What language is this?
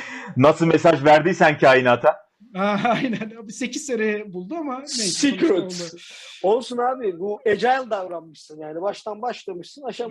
Turkish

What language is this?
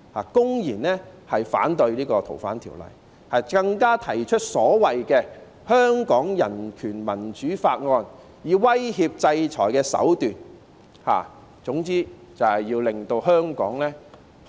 Cantonese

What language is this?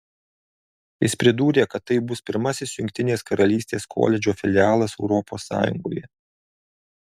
Lithuanian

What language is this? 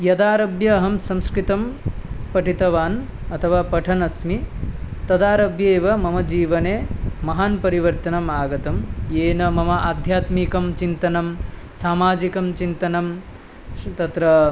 Sanskrit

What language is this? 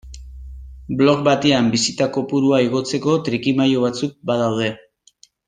Basque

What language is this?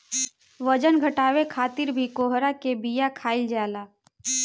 Bhojpuri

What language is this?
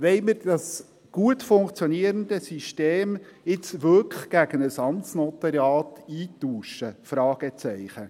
Swiss German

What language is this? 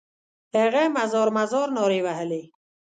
Pashto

